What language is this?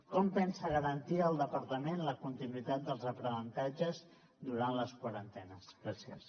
Catalan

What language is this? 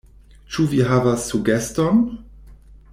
Esperanto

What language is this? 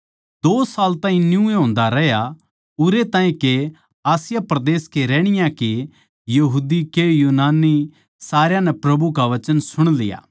Haryanvi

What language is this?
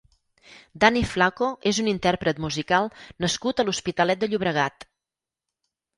Catalan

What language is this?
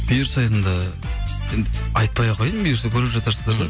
Kazakh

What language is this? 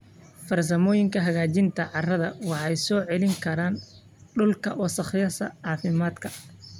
Somali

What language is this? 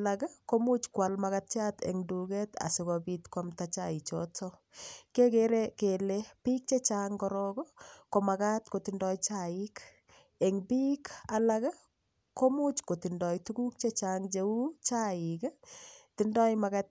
Kalenjin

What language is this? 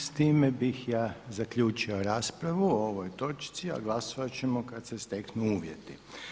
Croatian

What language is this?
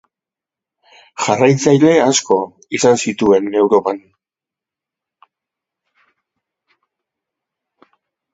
Basque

